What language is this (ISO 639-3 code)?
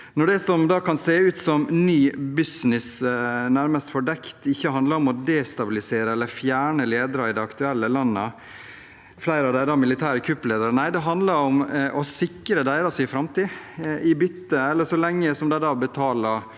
nor